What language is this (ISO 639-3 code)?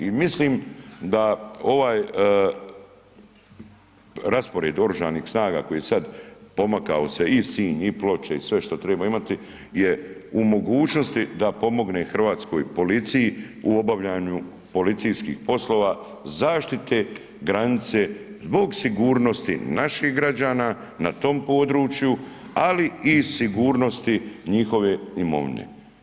hrv